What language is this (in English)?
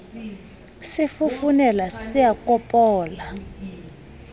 Southern Sotho